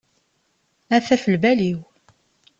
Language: Kabyle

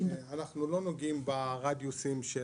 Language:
Hebrew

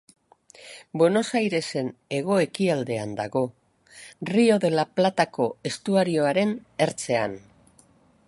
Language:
Basque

